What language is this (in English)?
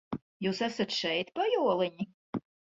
Latvian